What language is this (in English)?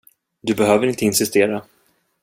Swedish